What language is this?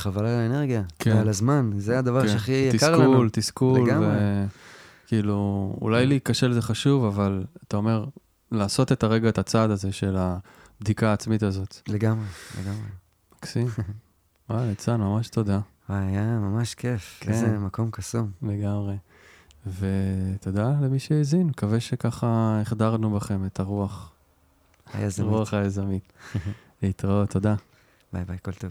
Hebrew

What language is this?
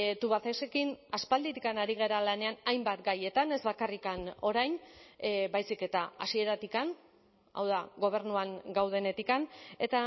Basque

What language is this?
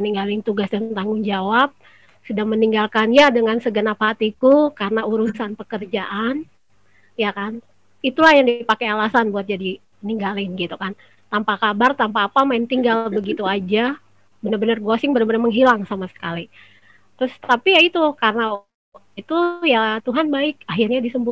Indonesian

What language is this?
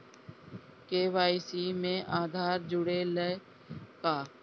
Bhojpuri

